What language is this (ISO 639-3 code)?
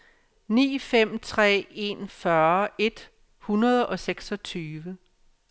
dan